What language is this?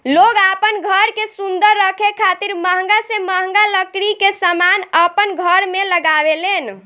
Bhojpuri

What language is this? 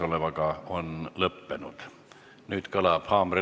Estonian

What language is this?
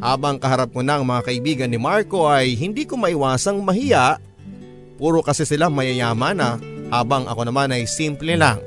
Filipino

